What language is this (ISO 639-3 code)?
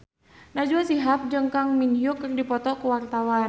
sun